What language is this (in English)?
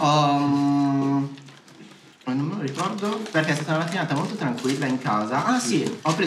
Italian